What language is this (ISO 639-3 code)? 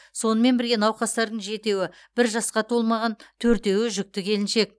kaz